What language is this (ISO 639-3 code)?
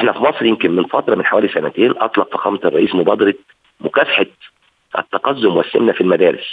ara